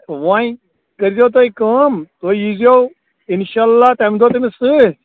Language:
Kashmiri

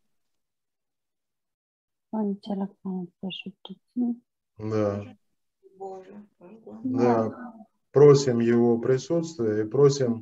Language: Russian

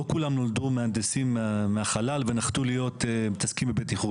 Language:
Hebrew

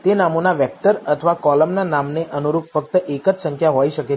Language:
Gujarati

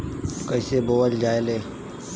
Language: Bhojpuri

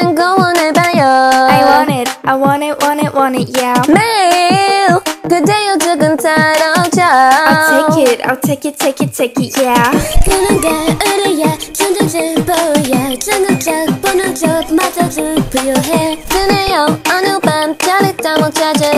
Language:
English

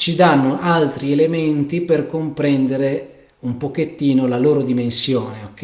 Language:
Italian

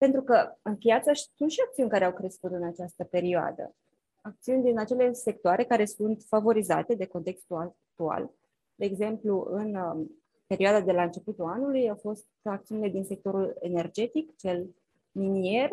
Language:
Romanian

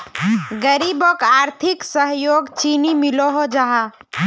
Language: Magahi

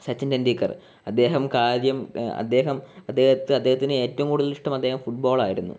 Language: Malayalam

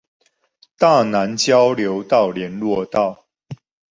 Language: Chinese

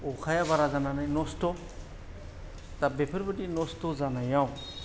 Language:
Bodo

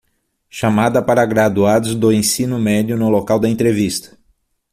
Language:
Portuguese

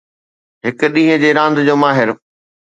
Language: Sindhi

